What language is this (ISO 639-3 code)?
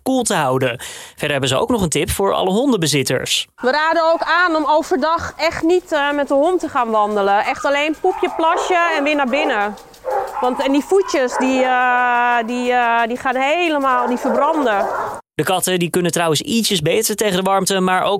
nld